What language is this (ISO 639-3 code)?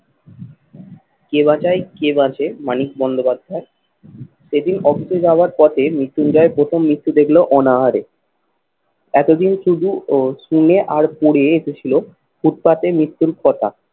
ben